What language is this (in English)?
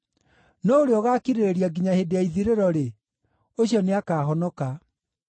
Kikuyu